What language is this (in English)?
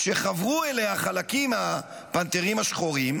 Hebrew